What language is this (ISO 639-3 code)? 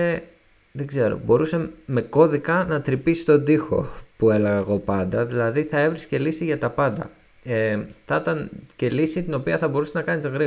ell